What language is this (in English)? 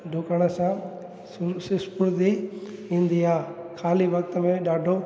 Sindhi